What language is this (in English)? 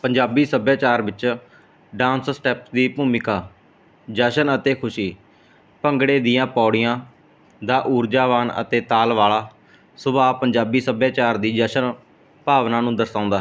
Punjabi